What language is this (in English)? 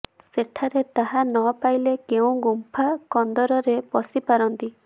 Odia